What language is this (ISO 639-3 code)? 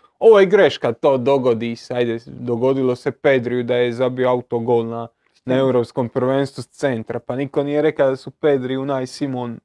hrv